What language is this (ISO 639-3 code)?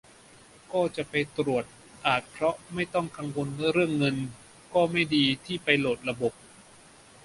tha